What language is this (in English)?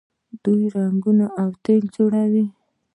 Pashto